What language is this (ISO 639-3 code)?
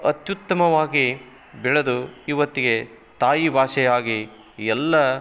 kan